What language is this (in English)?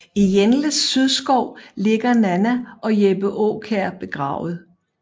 Danish